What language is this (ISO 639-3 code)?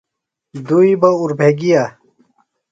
phl